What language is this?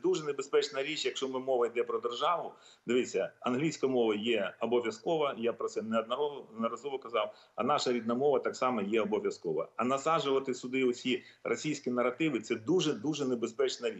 Ukrainian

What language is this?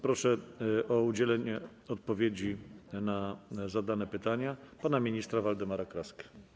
Polish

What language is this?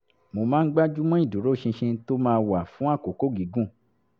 Yoruba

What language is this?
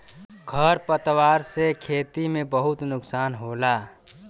Bhojpuri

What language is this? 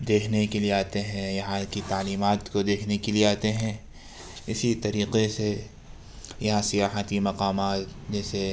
Urdu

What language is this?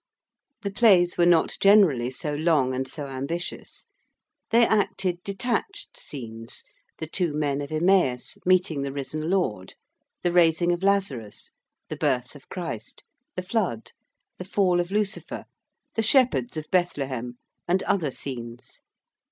English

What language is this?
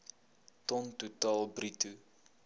Afrikaans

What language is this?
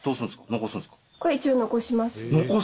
Japanese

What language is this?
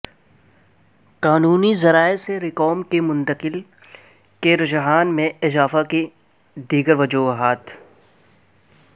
Urdu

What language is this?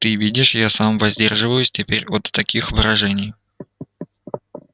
Russian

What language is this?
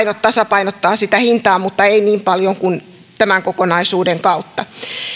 Finnish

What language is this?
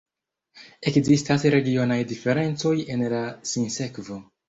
Esperanto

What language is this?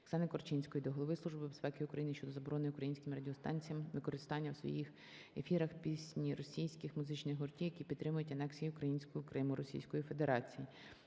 Ukrainian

